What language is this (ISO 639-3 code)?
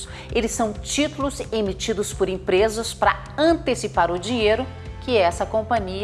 por